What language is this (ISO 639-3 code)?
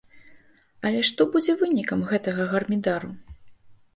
bel